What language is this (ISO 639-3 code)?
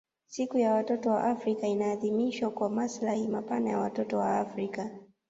swa